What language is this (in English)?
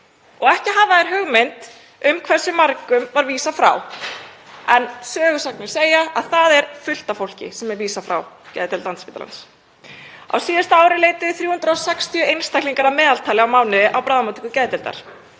Icelandic